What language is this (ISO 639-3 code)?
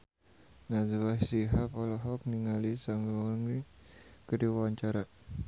sun